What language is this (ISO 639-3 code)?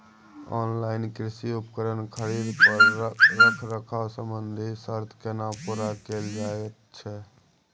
mai